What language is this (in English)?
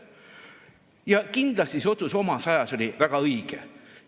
Estonian